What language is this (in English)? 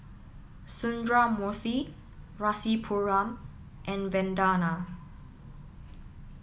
English